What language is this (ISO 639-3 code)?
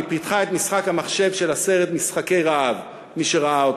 heb